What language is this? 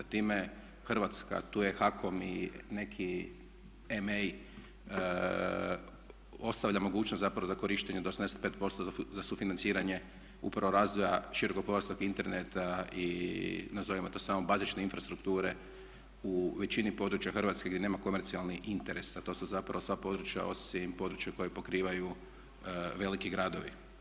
Croatian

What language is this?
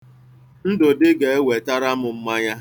Igbo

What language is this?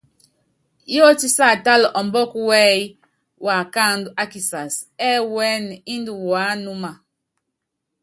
Yangben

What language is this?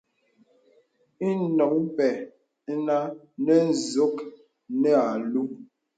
Bebele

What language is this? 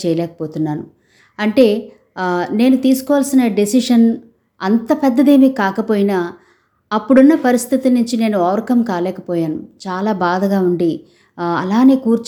Telugu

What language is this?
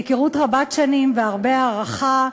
Hebrew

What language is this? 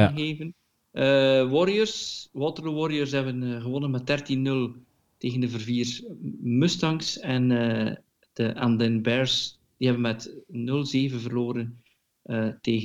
Dutch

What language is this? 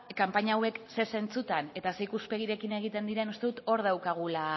Basque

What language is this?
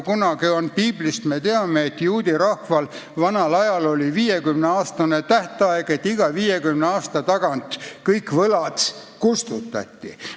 Estonian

